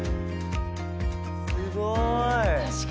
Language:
Japanese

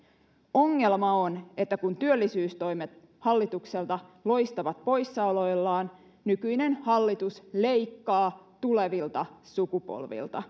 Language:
Finnish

